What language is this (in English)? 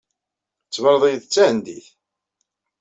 Kabyle